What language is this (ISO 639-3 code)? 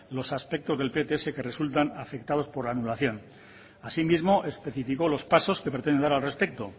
spa